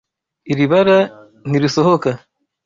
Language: Kinyarwanda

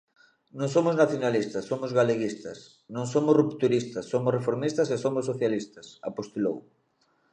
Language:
Galician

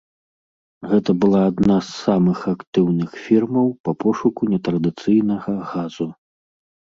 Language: Belarusian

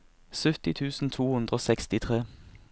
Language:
Norwegian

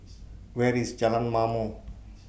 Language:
English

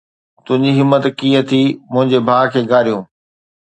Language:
Sindhi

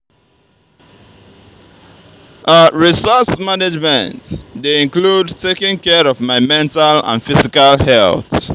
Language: Nigerian Pidgin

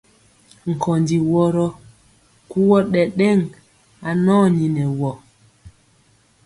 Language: Mpiemo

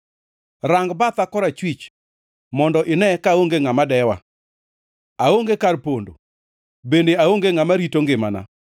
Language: Luo (Kenya and Tanzania)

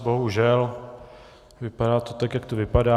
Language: Czech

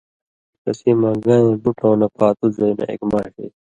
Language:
Indus Kohistani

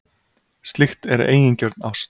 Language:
Icelandic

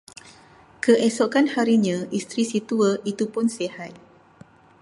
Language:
Malay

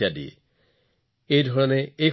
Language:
Assamese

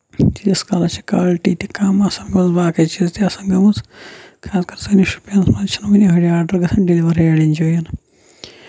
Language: Kashmiri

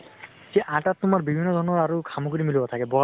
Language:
Assamese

